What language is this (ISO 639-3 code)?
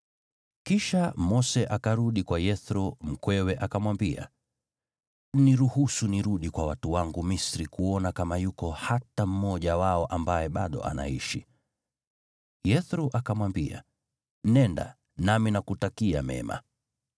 swa